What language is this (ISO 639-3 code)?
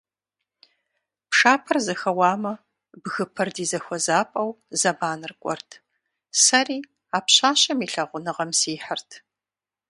kbd